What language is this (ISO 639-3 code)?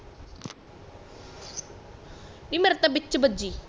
pan